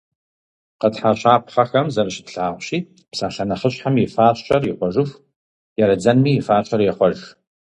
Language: Kabardian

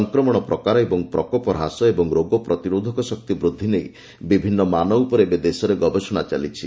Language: Odia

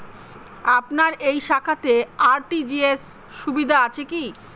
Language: Bangla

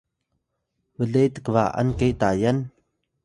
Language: Atayal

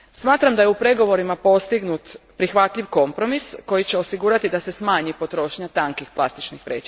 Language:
Croatian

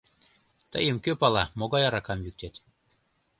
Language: Mari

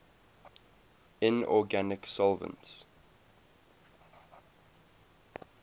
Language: English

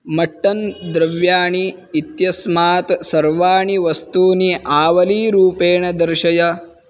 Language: Sanskrit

